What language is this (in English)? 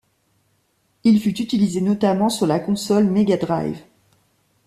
French